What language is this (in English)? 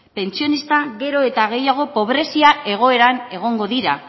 Basque